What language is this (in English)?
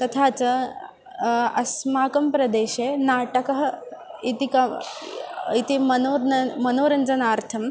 Sanskrit